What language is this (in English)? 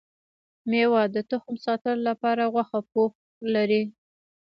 Pashto